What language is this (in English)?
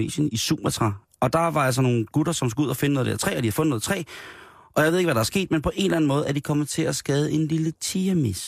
Danish